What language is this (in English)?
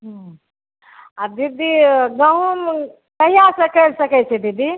Maithili